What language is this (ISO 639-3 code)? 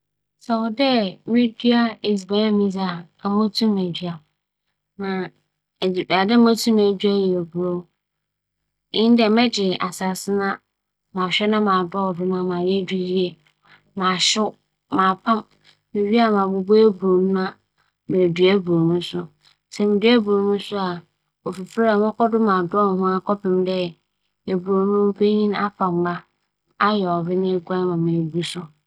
aka